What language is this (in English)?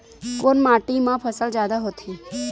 Chhattisgarhi